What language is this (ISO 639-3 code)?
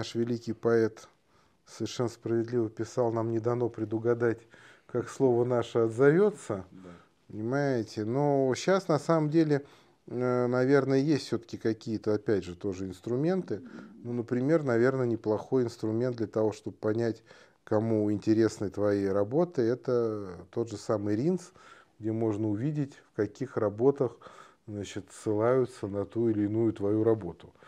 rus